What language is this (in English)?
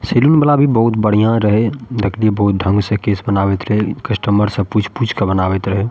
Maithili